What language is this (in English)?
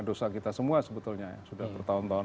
Indonesian